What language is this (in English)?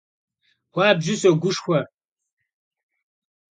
Kabardian